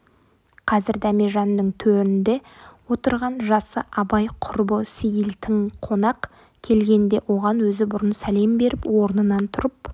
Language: Kazakh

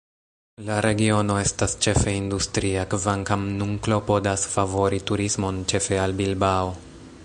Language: Esperanto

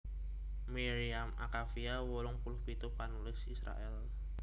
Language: Javanese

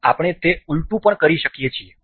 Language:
Gujarati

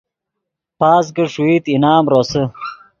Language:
Yidgha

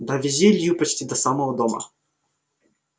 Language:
Russian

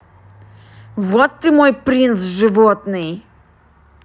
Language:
Russian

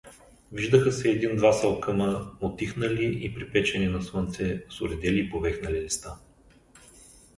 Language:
Bulgarian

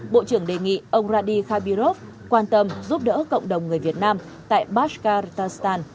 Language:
Vietnamese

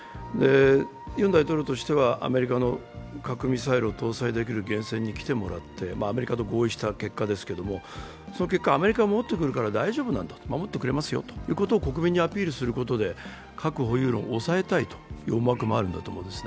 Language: Japanese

